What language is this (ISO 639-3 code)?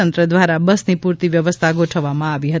guj